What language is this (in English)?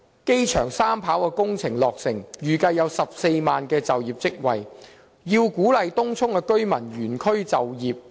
Cantonese